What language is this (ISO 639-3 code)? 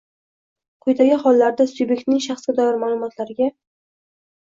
uzb